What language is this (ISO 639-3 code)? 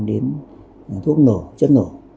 vie